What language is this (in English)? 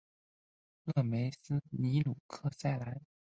Chinese